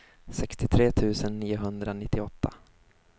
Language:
Swedish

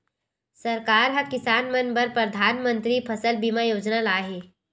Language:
Chhattisgarhi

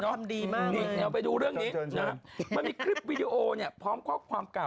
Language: Thai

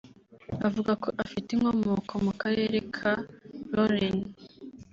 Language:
Kinyarwanda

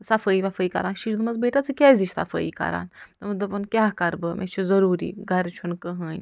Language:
Kashmiri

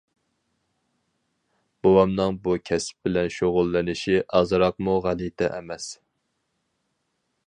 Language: Uyghur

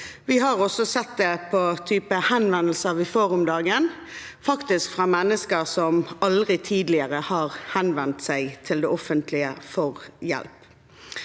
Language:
Norwegian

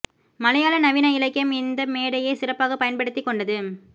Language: Tamil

